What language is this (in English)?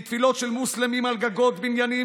Hebrew